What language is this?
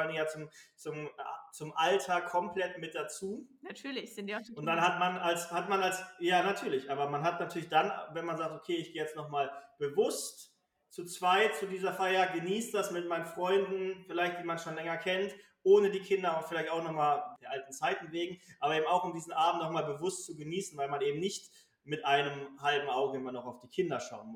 German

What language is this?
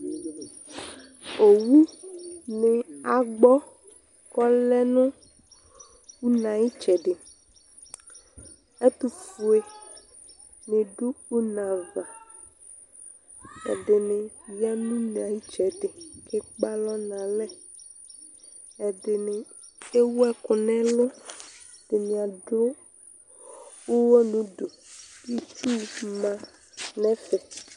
Ikposo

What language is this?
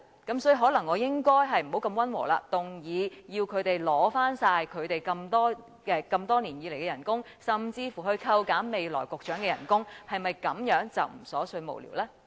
Cantonese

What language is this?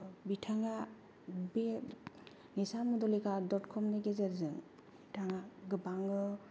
Bodo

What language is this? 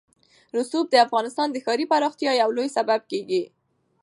Pashto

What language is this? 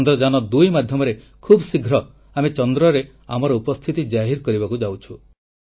Odia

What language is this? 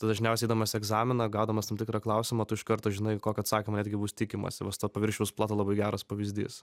Lithuanian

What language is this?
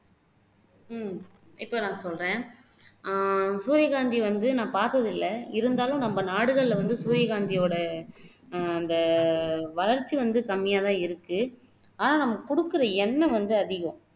Tamil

